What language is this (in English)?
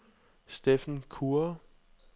Danish